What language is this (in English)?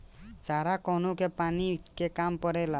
Bhojpuri